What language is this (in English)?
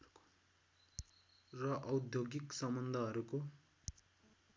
Nepali